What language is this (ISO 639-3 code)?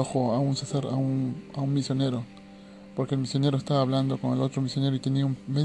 spa